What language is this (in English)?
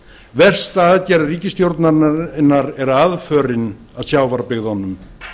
Icelandic